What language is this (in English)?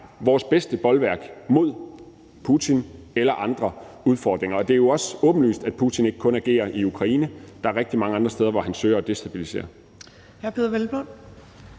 Danish